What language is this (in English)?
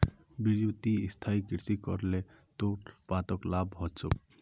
Magahi